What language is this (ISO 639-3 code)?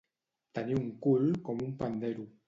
cat